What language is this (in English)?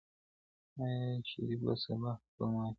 Pashto